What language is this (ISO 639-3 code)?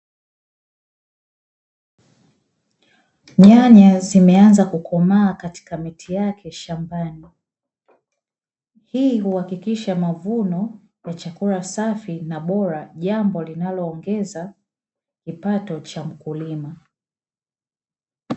swa